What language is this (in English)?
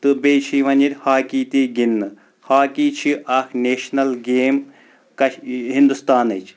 Kashmiri